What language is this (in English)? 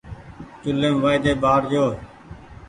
Goaria